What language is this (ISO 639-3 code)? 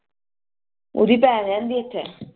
pan